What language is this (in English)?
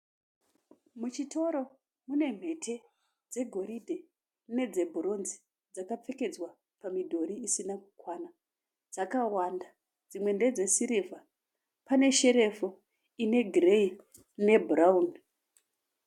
Shona